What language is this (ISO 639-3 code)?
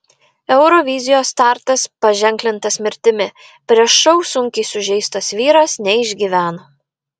lit